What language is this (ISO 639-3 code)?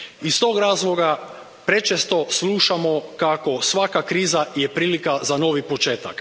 hrv